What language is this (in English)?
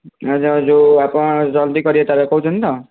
Odia